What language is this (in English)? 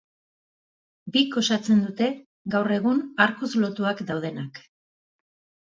Basque